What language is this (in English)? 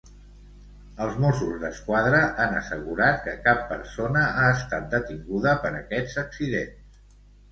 Catalan